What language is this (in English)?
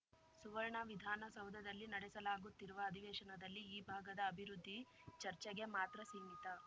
Kannada